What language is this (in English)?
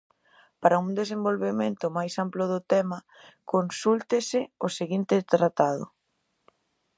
Galician